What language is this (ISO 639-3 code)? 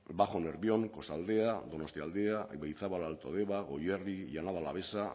eus